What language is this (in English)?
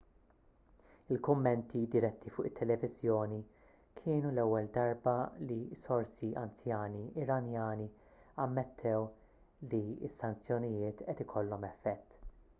Maltese